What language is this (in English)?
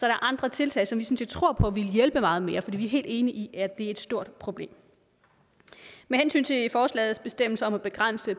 Danish